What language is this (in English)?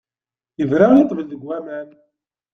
Kabyle